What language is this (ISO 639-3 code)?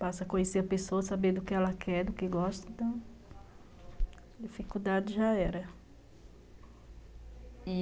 por